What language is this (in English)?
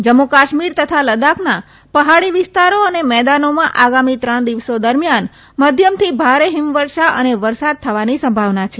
Gujarati